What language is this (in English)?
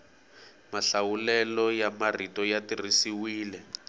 Tsonga